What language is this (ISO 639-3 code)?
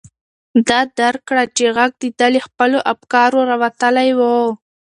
pus